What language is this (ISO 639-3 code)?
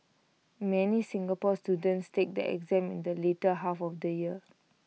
eng